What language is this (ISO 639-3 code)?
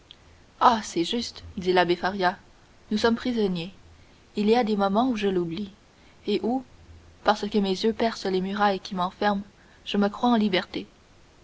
fra